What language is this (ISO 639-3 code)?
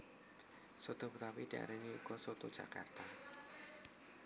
jav